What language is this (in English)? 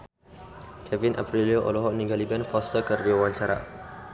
Sundanese